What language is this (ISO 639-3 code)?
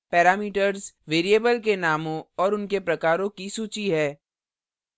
hin